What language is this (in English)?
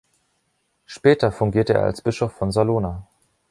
German